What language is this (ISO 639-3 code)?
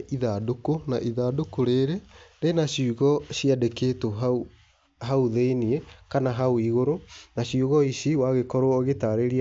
kik